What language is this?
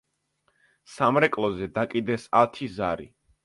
Georgian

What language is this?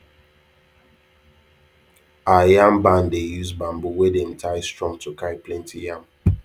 Nigerian Pidgin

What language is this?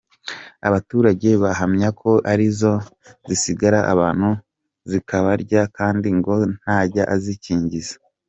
Kinyarwanda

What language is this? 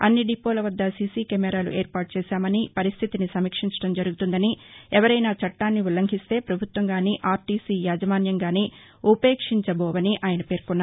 Telugu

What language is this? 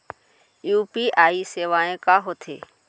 Chhattisgarhi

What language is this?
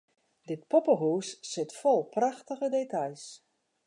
Western Frisian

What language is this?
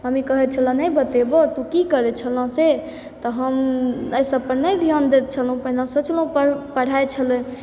Maithili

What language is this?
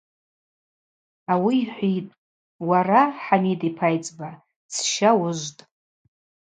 Abaza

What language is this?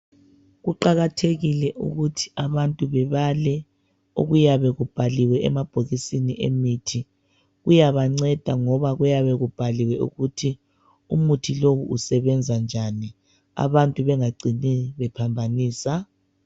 North Ndebele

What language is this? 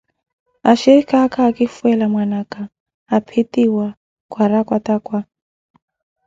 Koti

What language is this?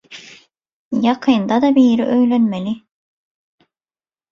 Turkmen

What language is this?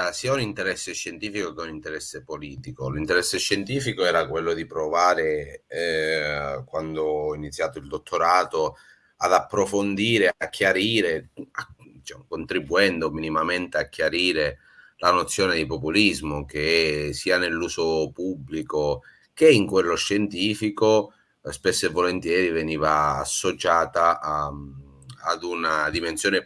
Italian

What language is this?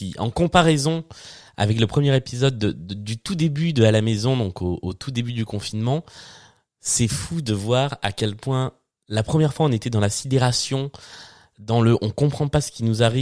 French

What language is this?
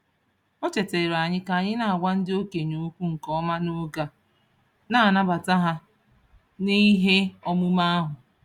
Igbo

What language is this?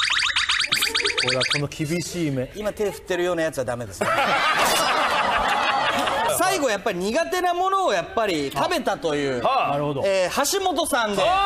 Japanese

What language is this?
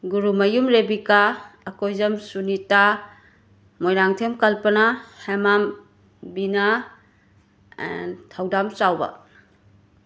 Manipuri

